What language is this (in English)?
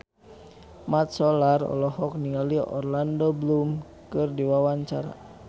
Sundanese